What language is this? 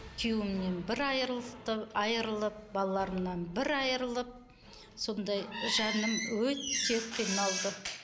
Kazakh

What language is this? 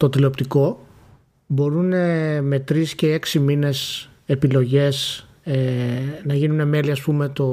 Greek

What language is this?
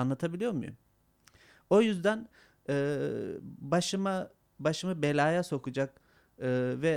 Turkish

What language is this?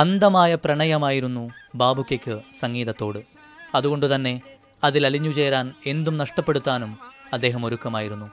Malayalam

